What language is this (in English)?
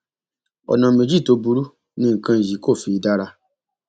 Yoruba